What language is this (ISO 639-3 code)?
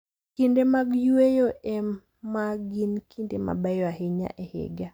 luo